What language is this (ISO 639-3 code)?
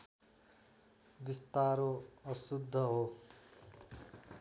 nep